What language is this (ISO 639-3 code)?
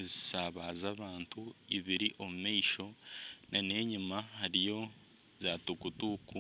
nyn